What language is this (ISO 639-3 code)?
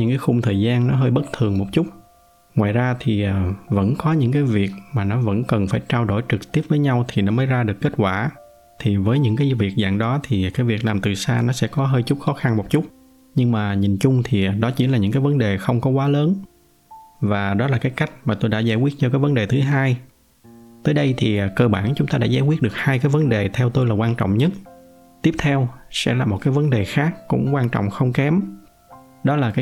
vie